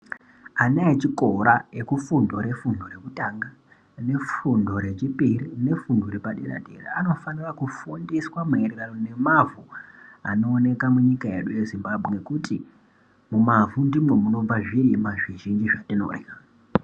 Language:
Ndau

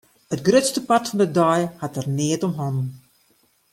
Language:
Western Frisian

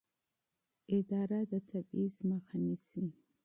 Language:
Pashto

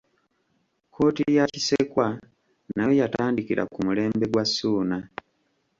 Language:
Ganda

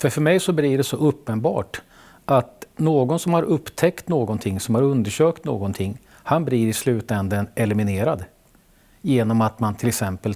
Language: Swedish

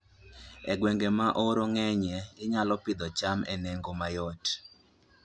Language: Luo (Kenya and Tanzania)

